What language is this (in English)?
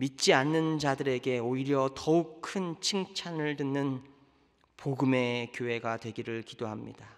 Korean